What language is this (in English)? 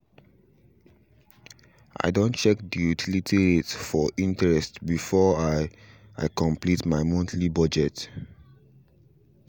Nigerian Pidgin